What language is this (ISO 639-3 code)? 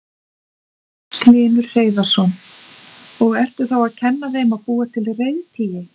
isl